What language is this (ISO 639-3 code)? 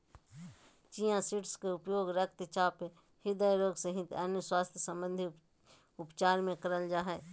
mag